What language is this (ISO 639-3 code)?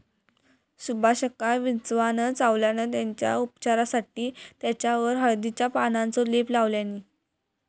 mar